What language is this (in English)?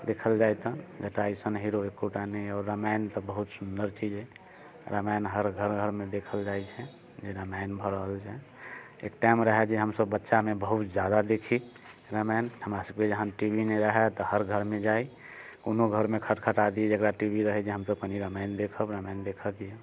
Maithili